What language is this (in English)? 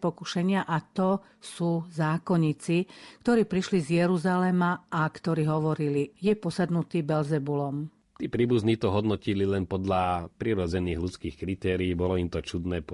Slovak